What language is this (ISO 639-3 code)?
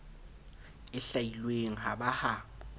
sot